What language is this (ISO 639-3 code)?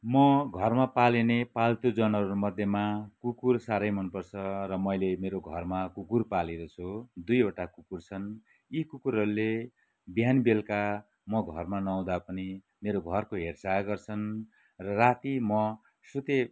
nep